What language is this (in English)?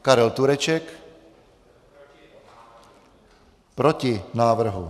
Czech